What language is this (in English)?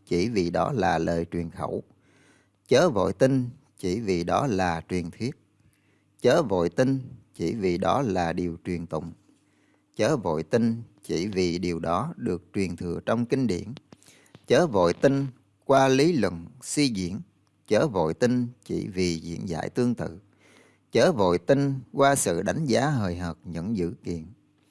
Vietnamese